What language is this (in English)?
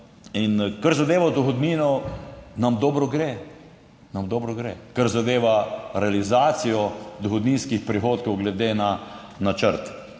Slovenian